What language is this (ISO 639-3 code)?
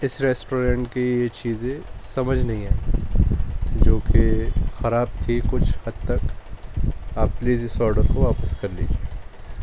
urd